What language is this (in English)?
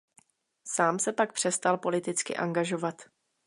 Czech